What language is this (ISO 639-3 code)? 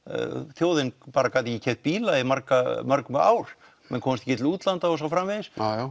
isl